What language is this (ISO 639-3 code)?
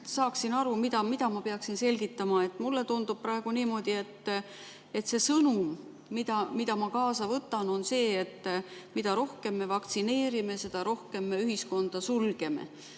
est